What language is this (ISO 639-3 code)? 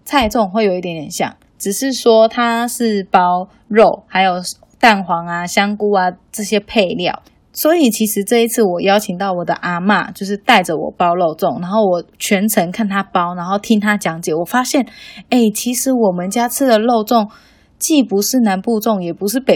zho